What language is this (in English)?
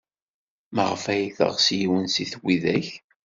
Kabyle